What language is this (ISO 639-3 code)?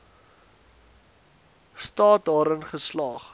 afr